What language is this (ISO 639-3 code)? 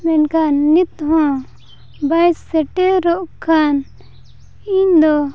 sat